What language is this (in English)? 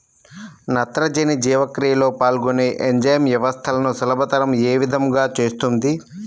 Telugu